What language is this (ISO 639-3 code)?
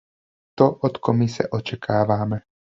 ces